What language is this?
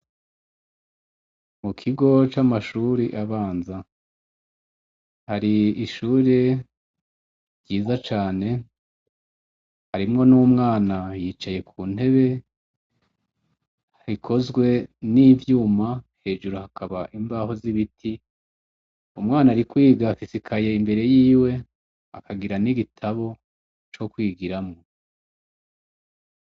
Rundi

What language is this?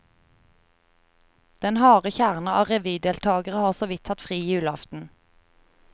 Norwegian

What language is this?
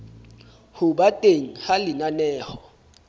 Southern Sotho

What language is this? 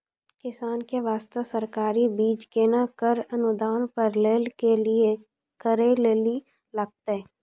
Maithili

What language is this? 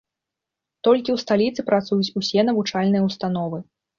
Belarusian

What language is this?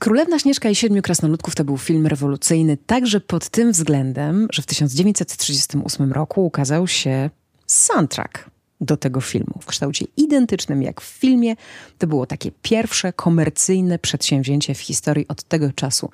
Polish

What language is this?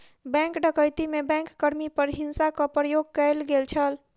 Maithili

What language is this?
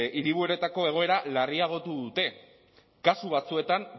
Basque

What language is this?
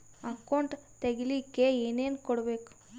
Kannada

